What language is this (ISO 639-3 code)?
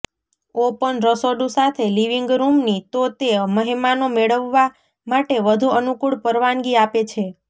guj